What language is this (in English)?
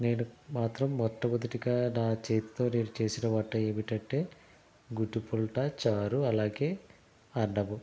Telugu